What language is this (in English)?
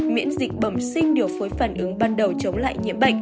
Vietnamese